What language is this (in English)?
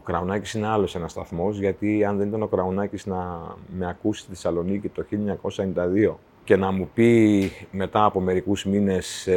Greek